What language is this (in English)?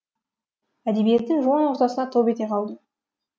Kazakh